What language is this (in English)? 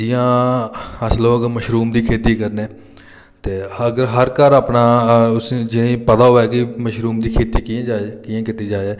Dogri